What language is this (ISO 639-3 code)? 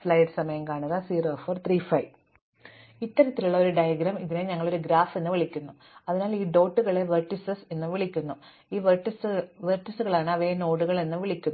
mal